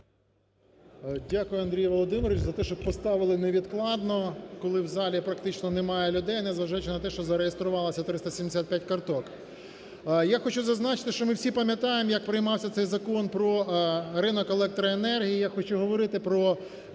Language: Ukrainian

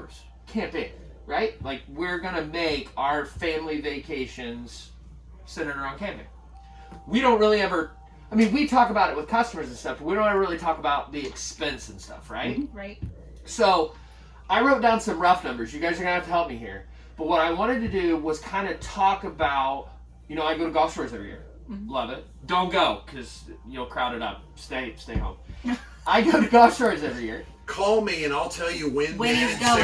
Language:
English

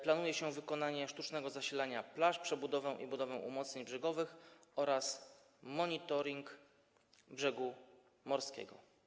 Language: Polish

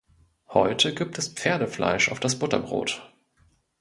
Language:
German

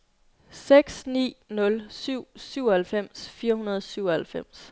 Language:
Danish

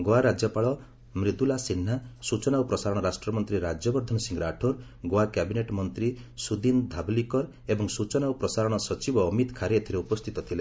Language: Odia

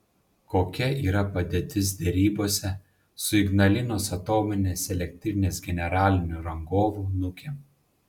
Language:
Lithuanian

